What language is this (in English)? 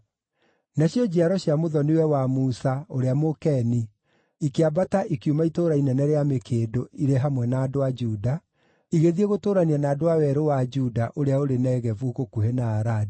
Kikuyu